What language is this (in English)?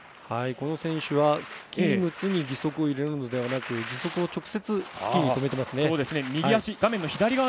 Japanese